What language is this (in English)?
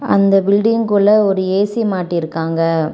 Tamil